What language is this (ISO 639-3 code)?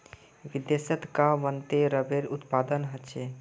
mag